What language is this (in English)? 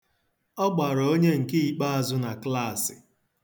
Igbo